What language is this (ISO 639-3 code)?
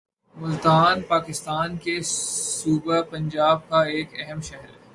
urd